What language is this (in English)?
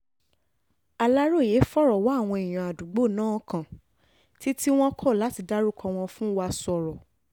Yoruba